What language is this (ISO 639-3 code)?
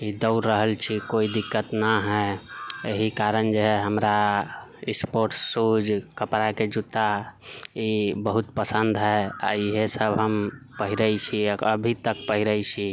mai